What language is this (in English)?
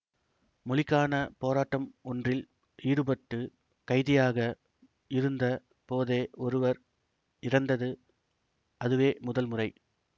Tamil